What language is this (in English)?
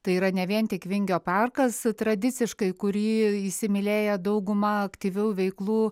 Lithuanian